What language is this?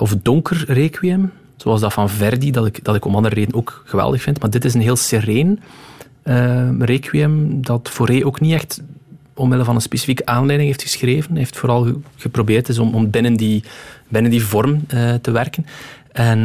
Dutch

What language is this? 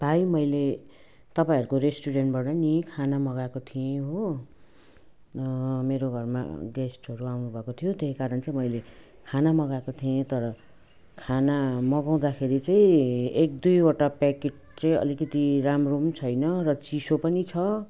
Nepali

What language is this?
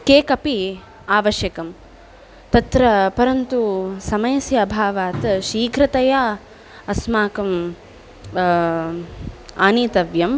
Sanskrit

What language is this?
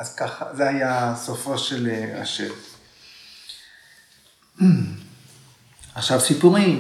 Hebrew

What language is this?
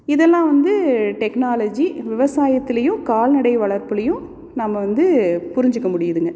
Tamil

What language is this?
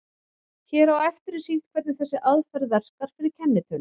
Icelandic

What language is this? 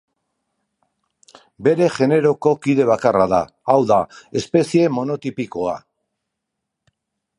Basque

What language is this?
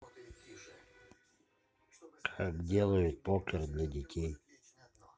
Russian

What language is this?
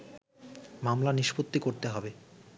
Bangla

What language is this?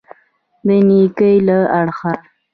Pashto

